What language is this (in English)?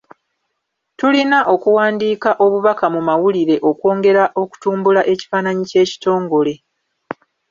Ganda